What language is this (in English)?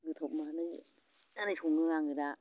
Bodo